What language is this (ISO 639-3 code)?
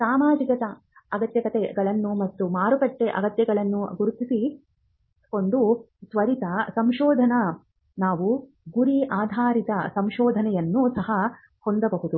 kan